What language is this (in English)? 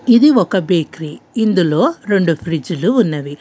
Telugu